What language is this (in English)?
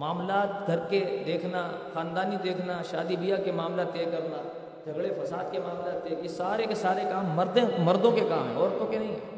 Urdu